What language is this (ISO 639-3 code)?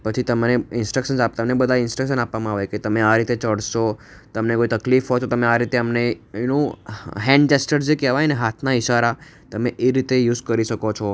guj